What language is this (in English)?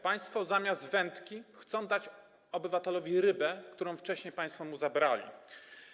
Polish